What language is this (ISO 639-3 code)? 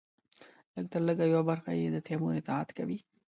pus